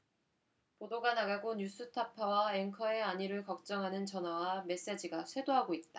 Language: Korean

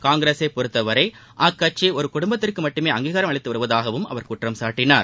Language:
Tamil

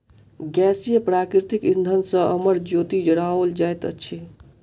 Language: Maithili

